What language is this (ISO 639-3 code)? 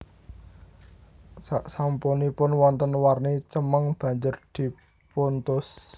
jav